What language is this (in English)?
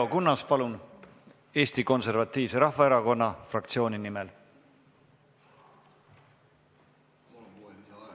Estonian